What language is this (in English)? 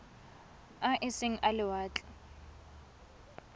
Tswana